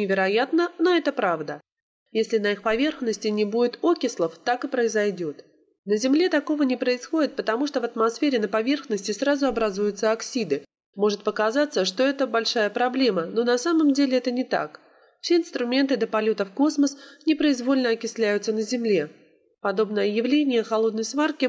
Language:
Russian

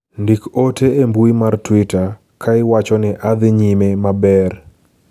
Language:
Luo (Kenya and Tanzania)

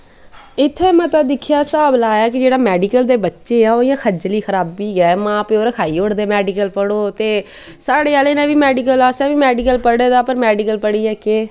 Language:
Dogri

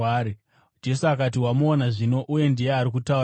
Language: Shona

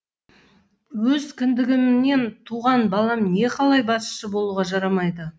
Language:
Kazakh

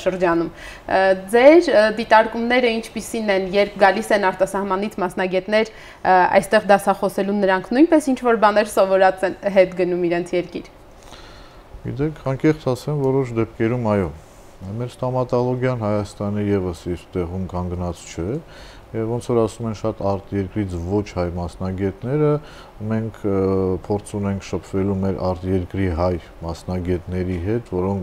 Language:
Romanian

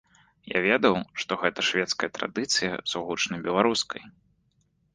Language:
Belarusian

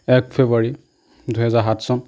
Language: Assamese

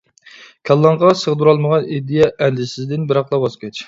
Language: Uyghur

